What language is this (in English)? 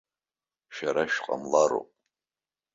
Abkhazian